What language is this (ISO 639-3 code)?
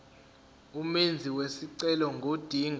zul